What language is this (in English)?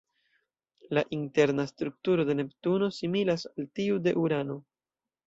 Esperanto